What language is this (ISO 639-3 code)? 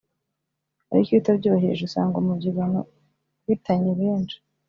kin